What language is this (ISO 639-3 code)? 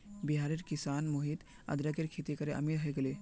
mag